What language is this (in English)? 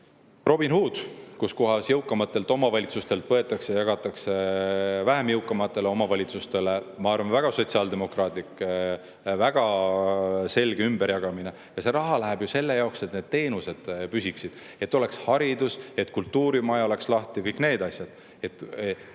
Estonian